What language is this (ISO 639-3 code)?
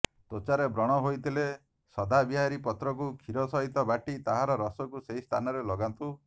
ori